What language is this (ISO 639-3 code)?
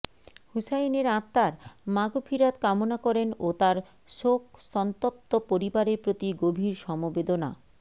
ben